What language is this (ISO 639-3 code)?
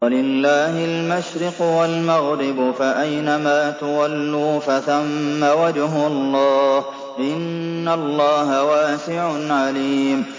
ara